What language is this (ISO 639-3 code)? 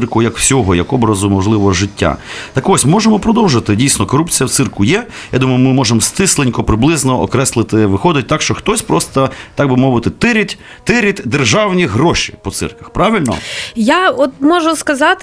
ukr